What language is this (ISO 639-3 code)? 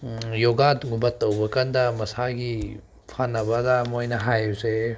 mni